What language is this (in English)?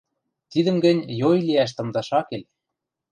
Western Mari